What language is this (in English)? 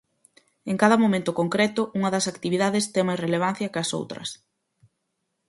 Galician